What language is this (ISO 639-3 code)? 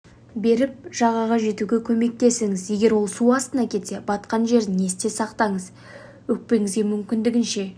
kaz